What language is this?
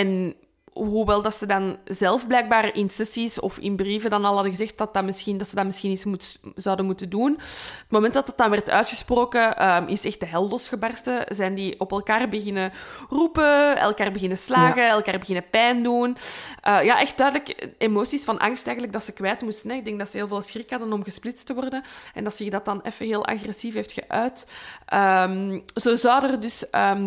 Dutch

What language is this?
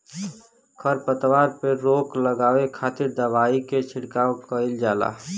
Bhojpuri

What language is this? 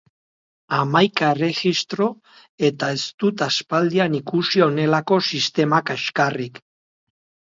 Basque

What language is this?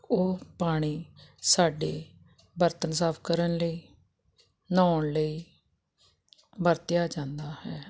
Punjabi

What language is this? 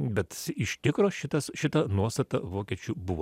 Lithuanian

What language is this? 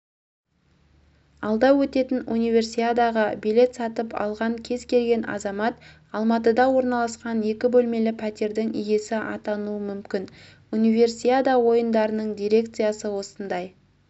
Kazakh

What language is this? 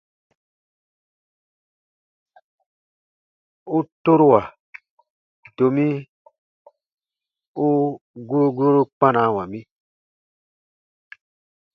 Baatonum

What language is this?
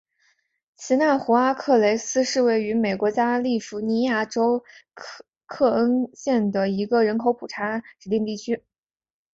Chinese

